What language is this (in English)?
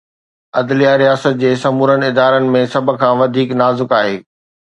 Sindhi